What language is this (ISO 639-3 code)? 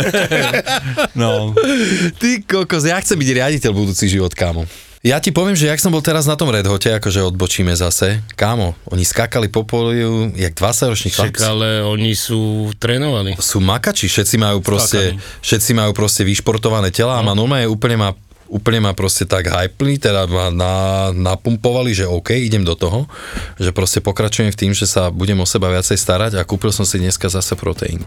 slk